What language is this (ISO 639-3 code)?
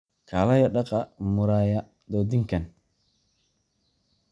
som